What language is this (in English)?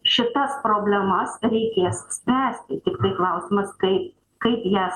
Lithuanian